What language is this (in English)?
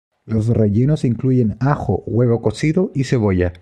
Spanish